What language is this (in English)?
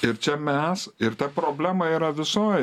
Lithuanian